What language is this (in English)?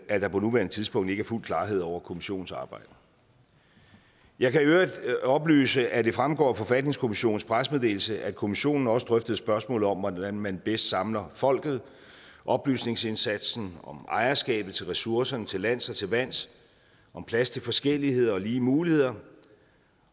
Danish